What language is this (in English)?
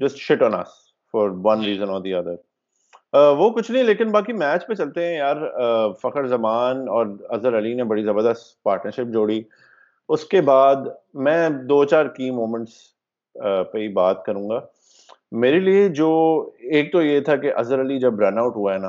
Urdu